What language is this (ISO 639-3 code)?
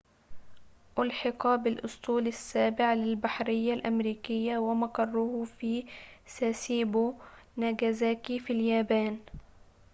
ara